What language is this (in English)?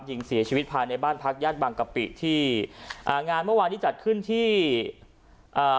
Thai